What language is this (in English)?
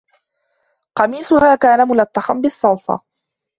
Arabic